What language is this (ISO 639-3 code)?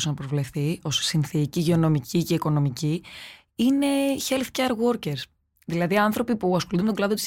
ell